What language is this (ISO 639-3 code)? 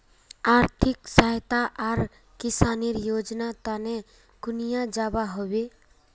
mag